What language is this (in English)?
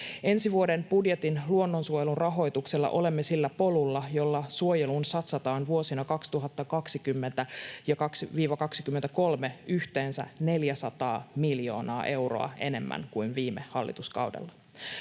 Finnish